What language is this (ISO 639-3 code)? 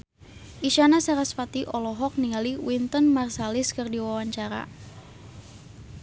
sun